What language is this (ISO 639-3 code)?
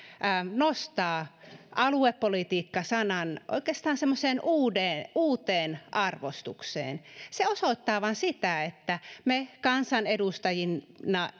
fin